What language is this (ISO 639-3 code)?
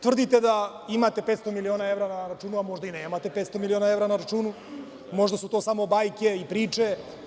srp